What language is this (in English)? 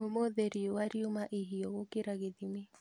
Kikuyu